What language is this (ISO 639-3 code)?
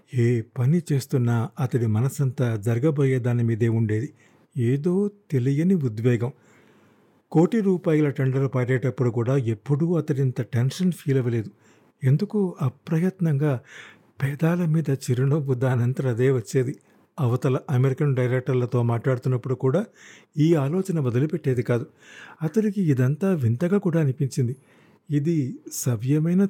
tel